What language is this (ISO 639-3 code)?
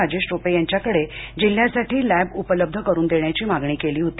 mar